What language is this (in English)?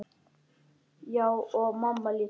Icelandic